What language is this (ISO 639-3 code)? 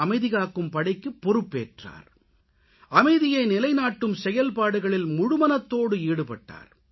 tam